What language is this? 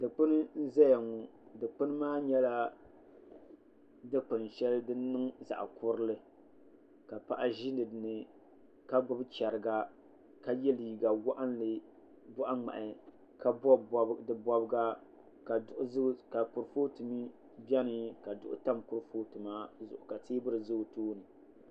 Dagbani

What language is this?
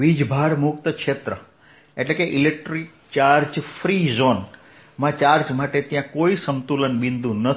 Gujarati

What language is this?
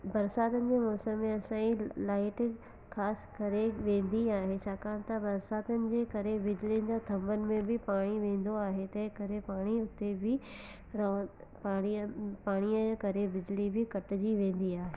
Sindhi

